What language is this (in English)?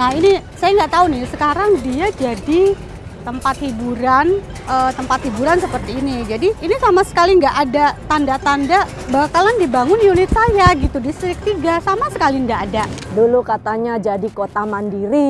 Indonesian